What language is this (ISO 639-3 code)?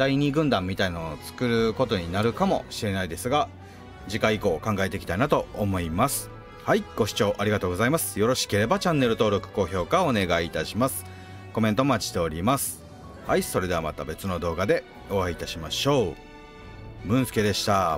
jpn